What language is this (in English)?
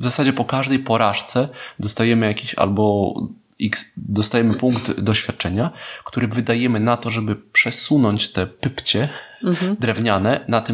Polish